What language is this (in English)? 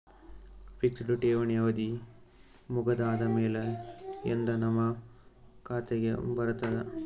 Kannada